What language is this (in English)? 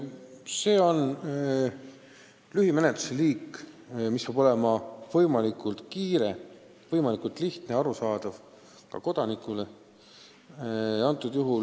Estonian